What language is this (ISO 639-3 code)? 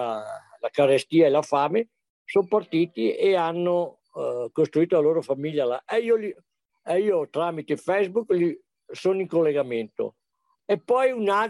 ita